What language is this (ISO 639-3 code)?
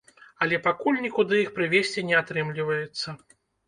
bel